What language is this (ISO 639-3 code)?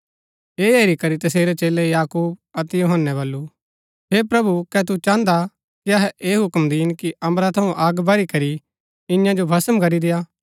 gbk